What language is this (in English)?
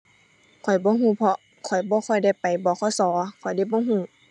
Thai